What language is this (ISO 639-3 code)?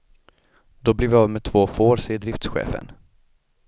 swe